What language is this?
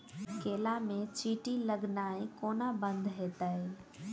Maithili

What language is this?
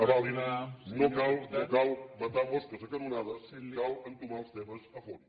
Catalan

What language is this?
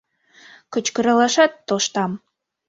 Mari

